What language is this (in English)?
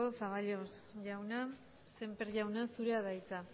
Basque